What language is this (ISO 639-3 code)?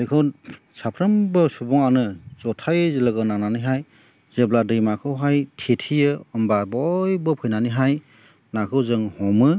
brx